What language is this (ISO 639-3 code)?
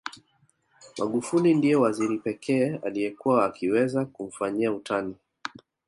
swa